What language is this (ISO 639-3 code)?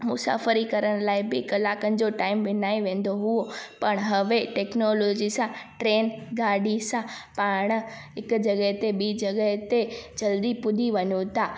snd